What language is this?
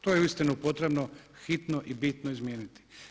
Croatian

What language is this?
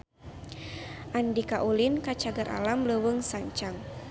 Sundanese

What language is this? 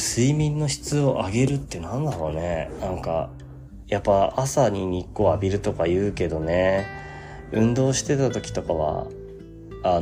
Japanese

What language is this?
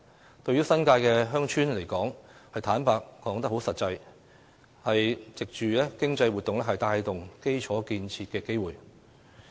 Cantonese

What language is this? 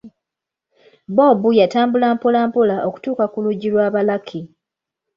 Ganda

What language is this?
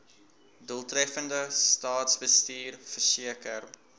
Afrikaans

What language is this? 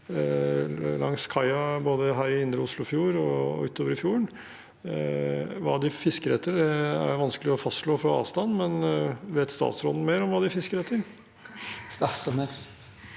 Norwegian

